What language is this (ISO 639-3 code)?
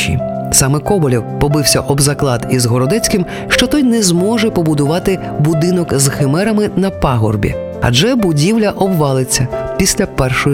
ukr